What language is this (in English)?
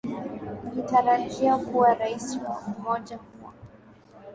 Swahili